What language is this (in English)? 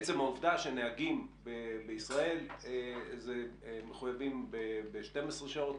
Hebrew